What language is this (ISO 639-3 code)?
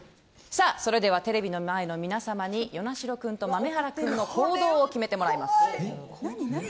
jpn